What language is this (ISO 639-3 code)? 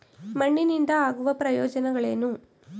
kan